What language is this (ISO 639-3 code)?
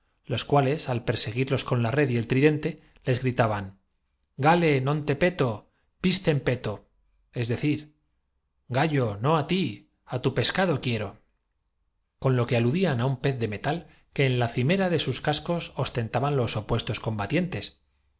spa